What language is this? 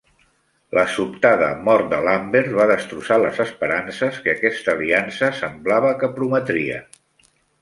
Catalan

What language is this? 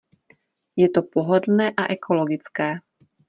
Czech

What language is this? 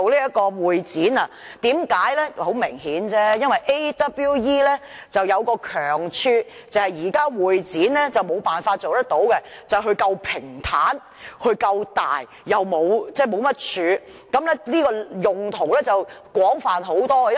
Cantonese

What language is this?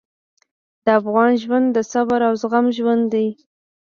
Pashto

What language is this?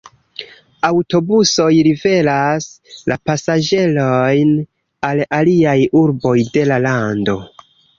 Esperanto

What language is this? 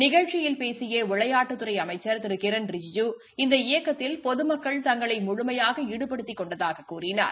Tamil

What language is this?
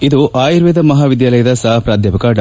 Kannada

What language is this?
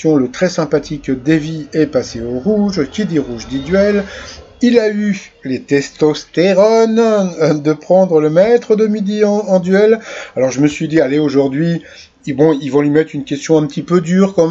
French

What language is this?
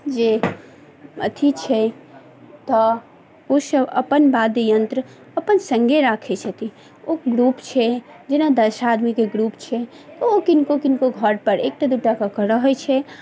Maithili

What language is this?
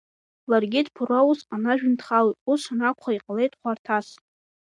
Abkhazian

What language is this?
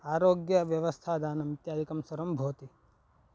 Sanskrit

